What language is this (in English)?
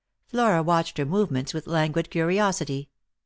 English